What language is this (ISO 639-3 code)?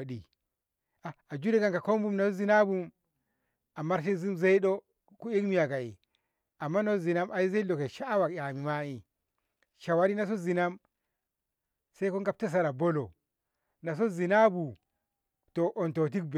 nbh